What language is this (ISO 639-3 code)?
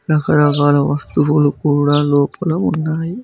tel